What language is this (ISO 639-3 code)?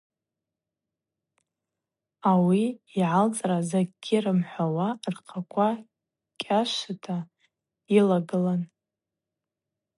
abq